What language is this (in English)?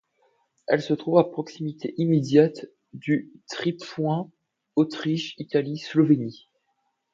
French